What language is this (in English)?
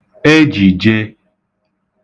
Igbo